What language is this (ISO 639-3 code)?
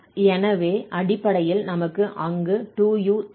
tam